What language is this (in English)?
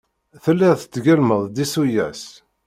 Kabyle